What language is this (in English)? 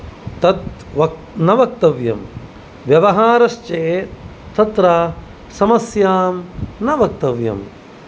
Sanskrit